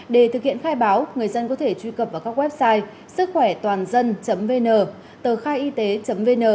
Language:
Vietnamese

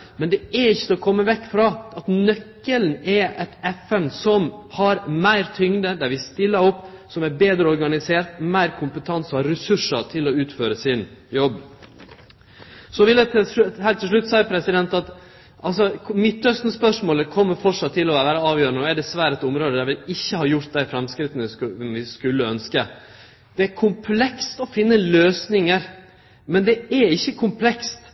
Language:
Norwegian Nynorsk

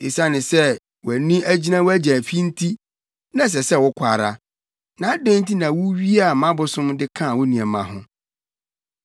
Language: Akan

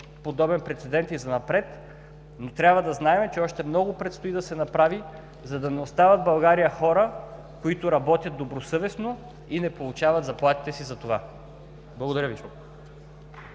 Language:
Bulgarian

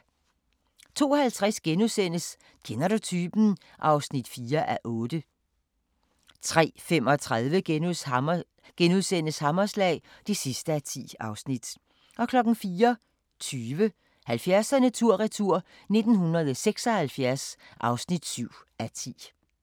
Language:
Danish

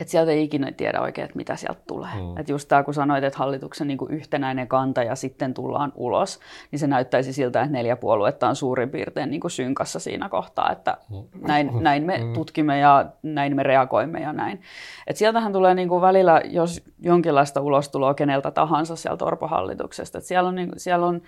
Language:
Finnish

